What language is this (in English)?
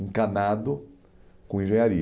Portuguese